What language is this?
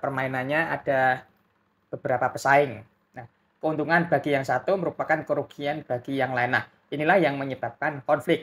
Indonesian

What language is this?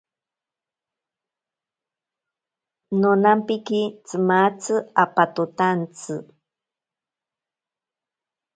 Ashéninka Perené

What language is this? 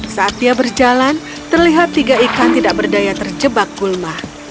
Indonesian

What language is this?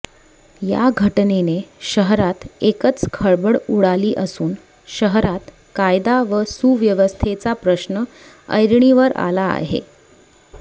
Marathi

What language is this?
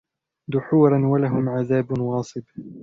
Arabic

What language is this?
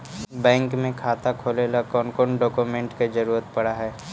Magahi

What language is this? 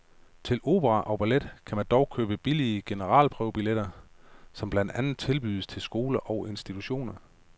Danish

